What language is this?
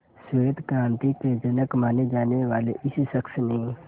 Hindi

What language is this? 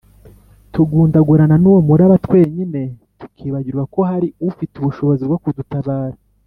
Kinyarwanda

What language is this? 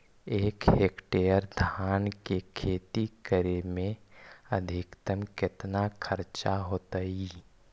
Magahi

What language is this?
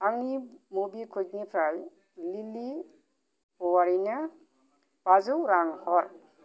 Bodo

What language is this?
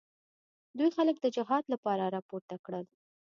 Pashto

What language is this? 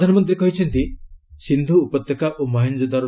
Odia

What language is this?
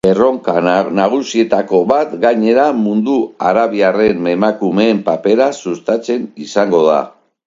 Basque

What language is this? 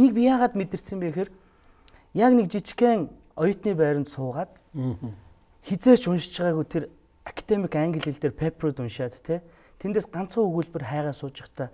French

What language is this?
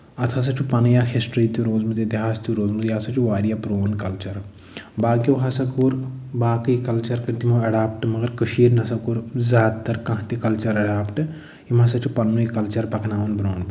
Kashmiri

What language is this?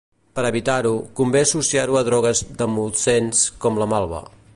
Catalan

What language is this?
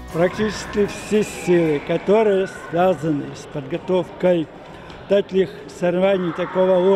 Russian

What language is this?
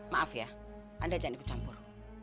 Indonesian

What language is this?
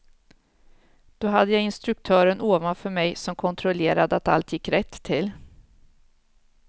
Swedish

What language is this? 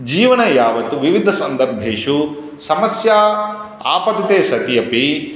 Sanskrit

